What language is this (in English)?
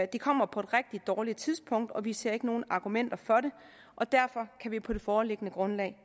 Danish